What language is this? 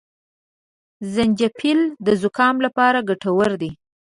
Pashto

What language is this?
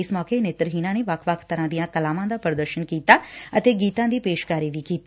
Punjabi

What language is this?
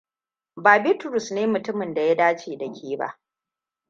Hausa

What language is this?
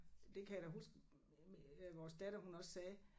Danish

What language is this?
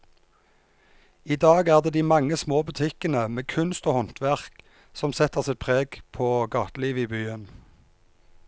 Norwegian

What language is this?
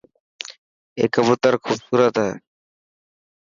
Dhatki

